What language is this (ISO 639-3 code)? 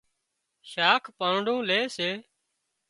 kxp